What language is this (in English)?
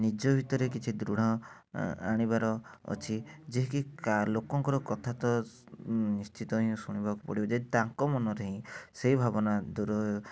Odia